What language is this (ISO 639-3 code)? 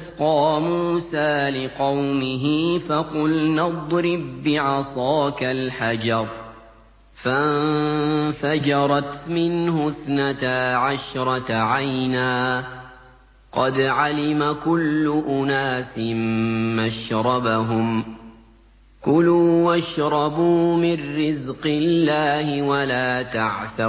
ara